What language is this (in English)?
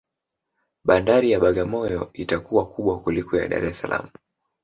Swahili